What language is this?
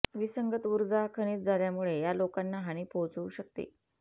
Marathi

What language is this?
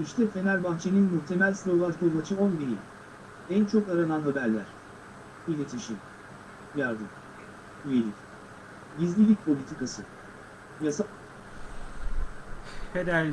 Turkish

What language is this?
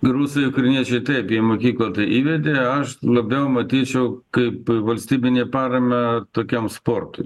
Lithuanian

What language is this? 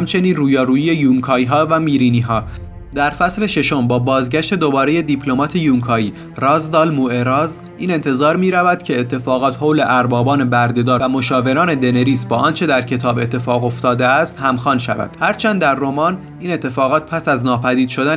Persian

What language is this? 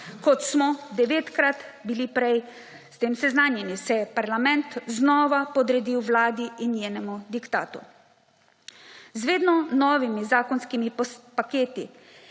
Slovenian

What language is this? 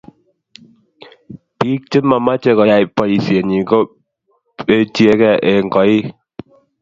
Kalenjin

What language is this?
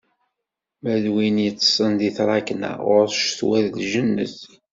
Kabyle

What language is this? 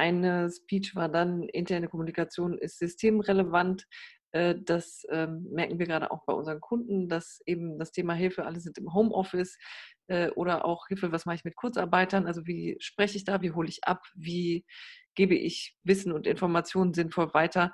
German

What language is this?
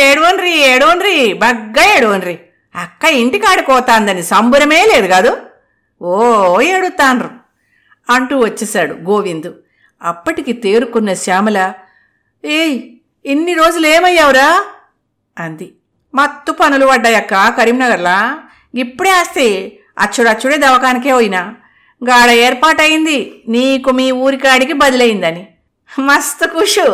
Telugu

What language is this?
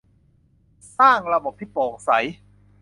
Thai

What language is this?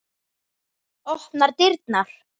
Icelandic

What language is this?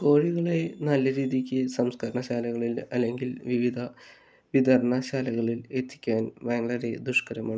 Malayalam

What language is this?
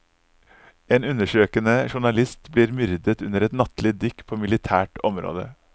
Norwegian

